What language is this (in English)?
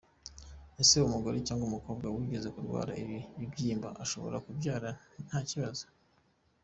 Kinyarwanda